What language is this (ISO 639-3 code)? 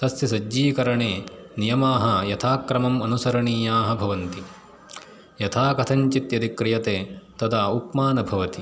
san